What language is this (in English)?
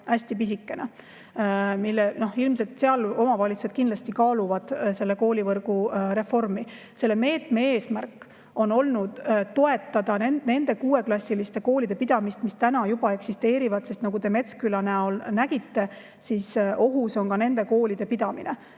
Estonian